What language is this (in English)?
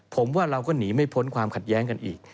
Thai